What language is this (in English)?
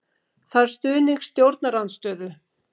Icelandic